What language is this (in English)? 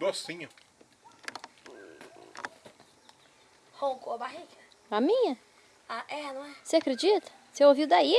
Portuguese